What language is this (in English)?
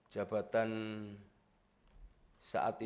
Indonesian